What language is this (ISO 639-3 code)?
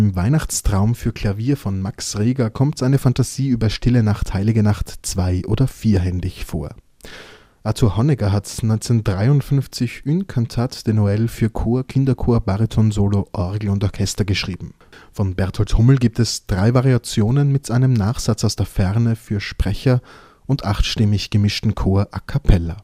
deu